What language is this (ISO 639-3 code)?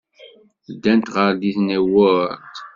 kab